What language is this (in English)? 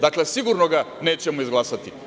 Serbian